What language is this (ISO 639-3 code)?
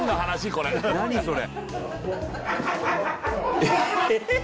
jpn